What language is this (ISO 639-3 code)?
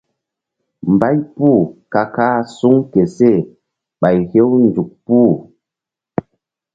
mdd